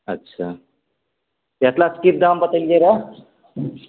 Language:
Maithili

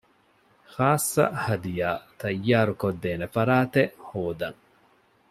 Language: Divehi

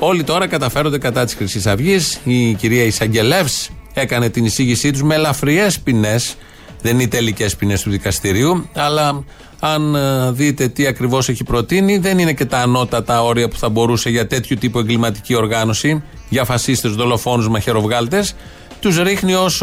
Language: Greek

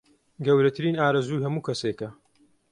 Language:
Central Kurdish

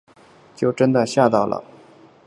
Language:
Chinese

